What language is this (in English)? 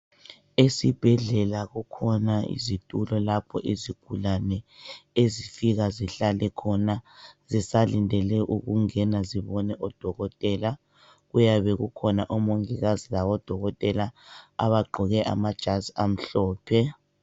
North Ndebele